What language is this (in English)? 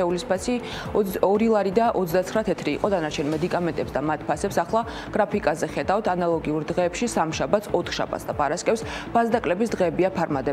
Romanian